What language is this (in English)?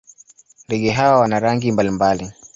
Swahili